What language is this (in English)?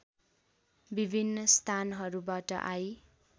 Nepali